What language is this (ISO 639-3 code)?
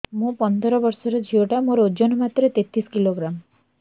ori